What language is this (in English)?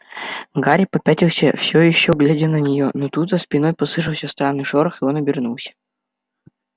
Russian